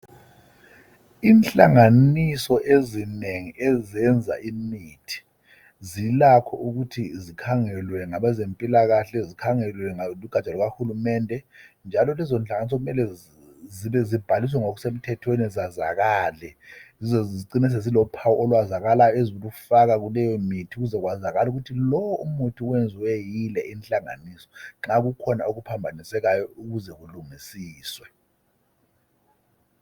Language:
North Ndebele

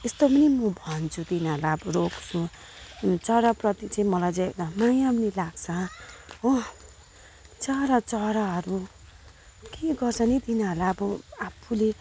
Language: Nepali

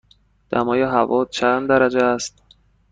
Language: Persian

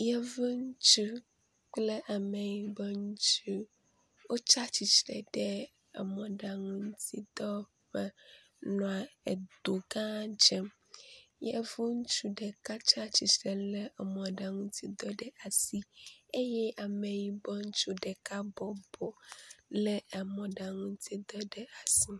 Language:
Ewe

